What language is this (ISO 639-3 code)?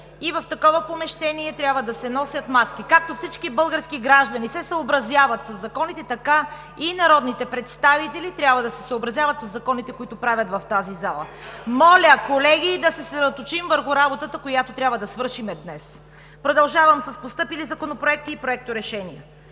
bul